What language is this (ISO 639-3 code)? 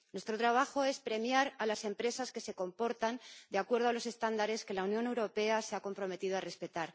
spa